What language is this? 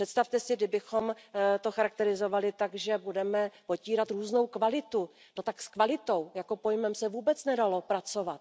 Czech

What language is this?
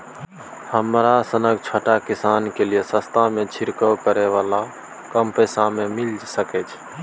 Maithili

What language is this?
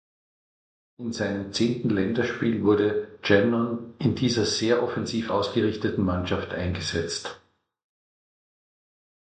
German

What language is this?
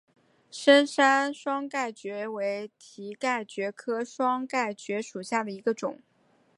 Chinese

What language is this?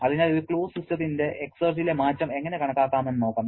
Malayalam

